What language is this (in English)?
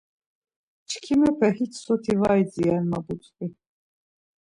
Laz